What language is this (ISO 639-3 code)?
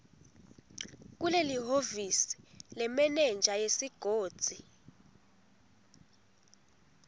ssw